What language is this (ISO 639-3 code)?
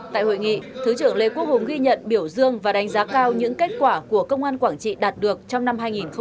vie